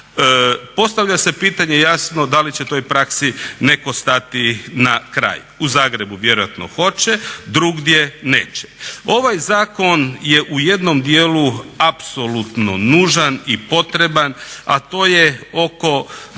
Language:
Croatian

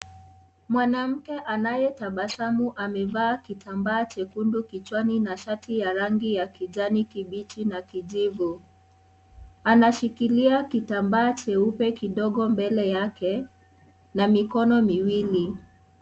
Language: Swahili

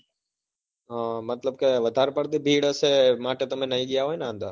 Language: Gujarati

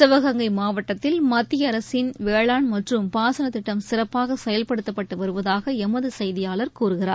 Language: Tamil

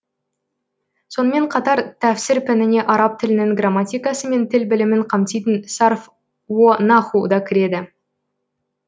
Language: Kazakh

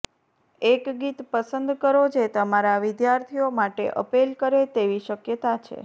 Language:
Gujarati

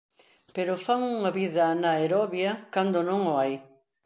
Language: Galician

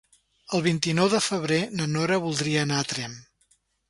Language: Catalan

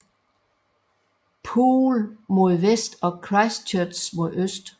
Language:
Danish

